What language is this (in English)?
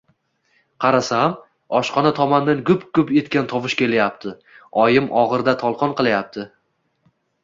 Uzbek